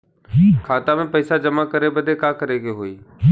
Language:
Bhojpuri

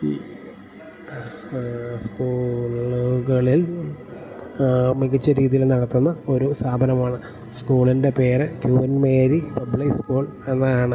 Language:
Malayalam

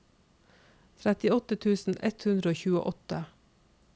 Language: Norwegian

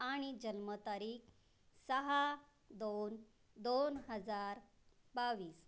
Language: Marathi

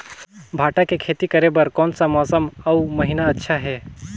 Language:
Chhattisgarhi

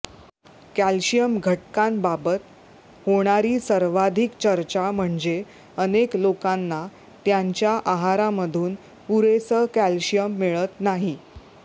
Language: Marathi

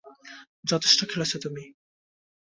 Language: Bangla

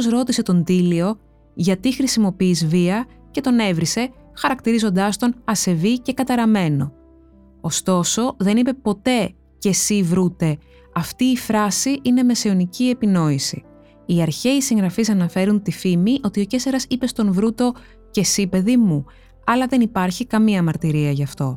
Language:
Greek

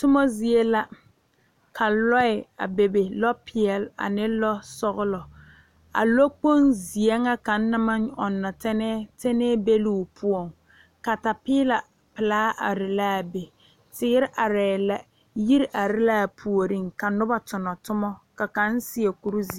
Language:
Southern Dagaare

